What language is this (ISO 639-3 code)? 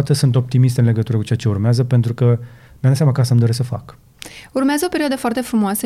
ron